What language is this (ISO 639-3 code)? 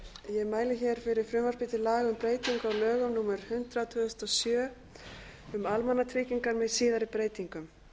isl